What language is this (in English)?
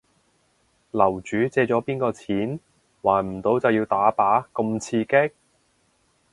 Cantonese